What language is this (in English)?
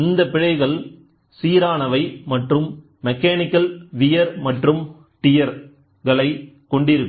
Tamil